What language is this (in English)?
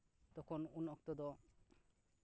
Santali